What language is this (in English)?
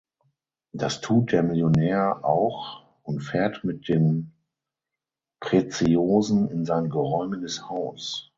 German